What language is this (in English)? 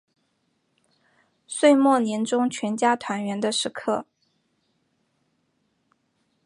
Chinese